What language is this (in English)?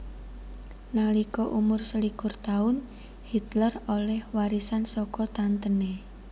Javanese